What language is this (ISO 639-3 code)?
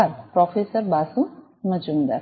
guj